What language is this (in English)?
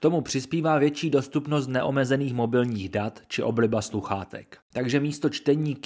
Czech